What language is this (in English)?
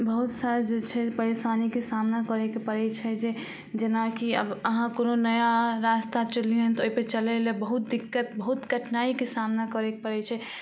Maithili